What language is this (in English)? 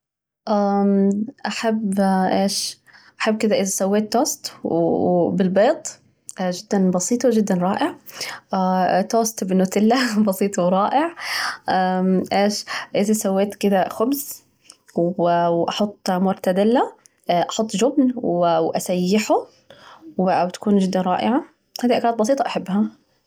Najdi Arabic